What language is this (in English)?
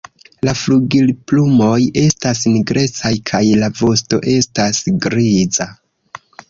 Esperanto